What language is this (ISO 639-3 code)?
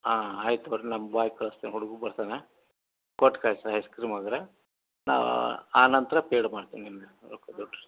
kan